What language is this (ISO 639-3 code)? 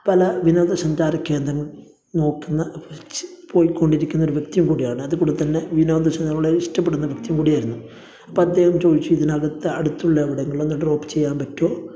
mal